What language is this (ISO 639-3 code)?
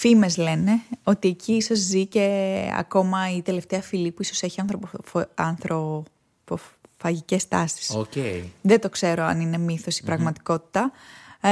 ell